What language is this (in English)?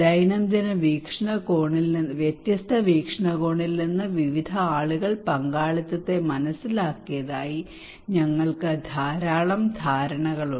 Malayalam